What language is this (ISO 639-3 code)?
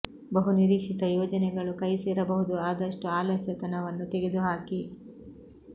kan